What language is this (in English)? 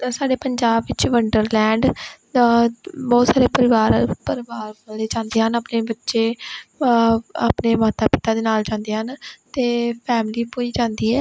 Punjabi